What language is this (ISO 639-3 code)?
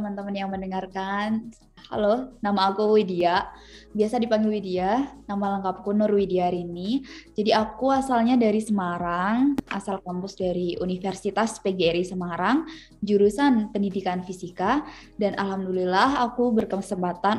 ind